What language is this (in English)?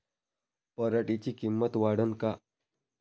Marathi